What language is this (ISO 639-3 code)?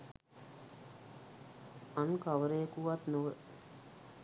sin